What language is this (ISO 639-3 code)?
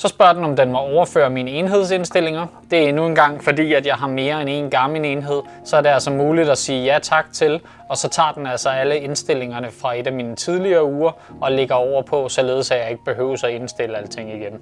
dan